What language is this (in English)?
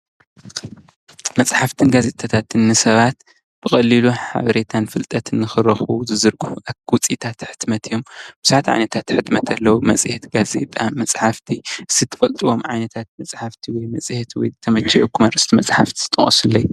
Tigrinya